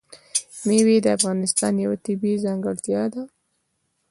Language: Pashto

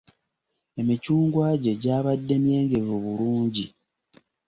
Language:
Ganda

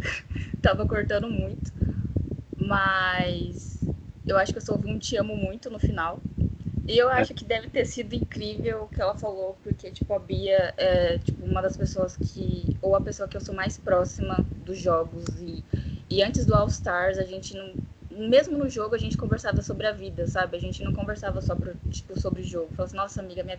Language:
Portuguese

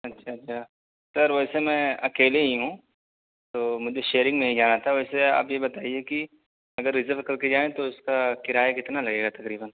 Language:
Urdu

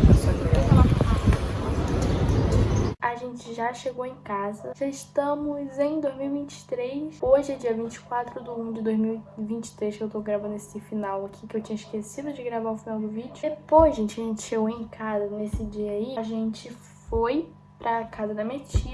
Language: Portuguese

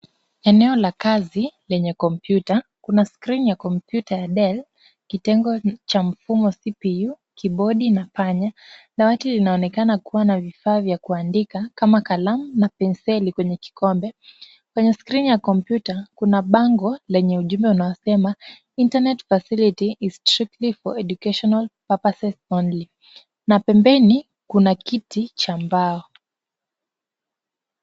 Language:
Swahili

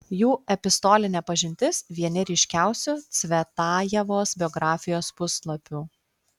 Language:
Lithuanian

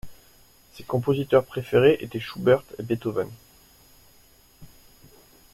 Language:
French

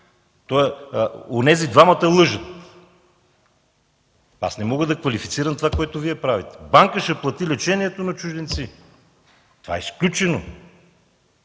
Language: Bulgarian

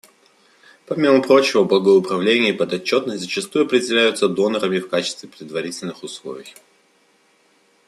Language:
Russian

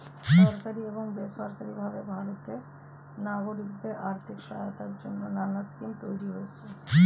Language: Bangla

